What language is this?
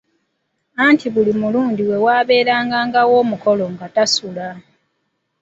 Ganda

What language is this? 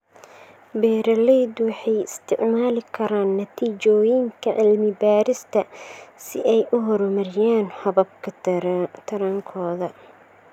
Somali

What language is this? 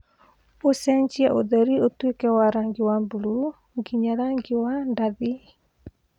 Kikuyu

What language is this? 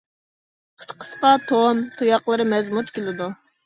Uyghur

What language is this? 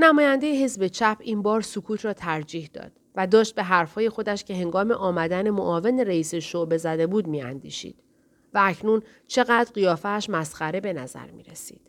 Persian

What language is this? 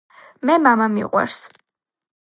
Georgian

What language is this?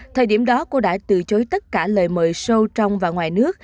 Vietnamese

